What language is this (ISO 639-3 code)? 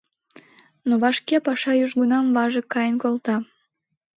chm